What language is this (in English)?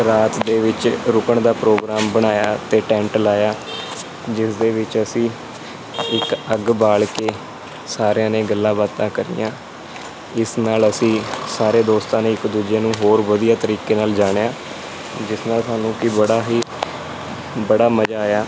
Punjabi